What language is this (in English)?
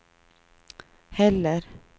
Swedish